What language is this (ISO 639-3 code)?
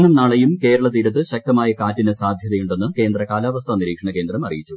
mal